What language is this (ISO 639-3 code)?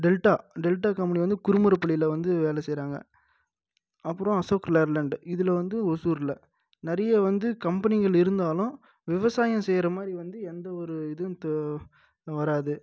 tam